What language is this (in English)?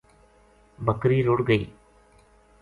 Gujari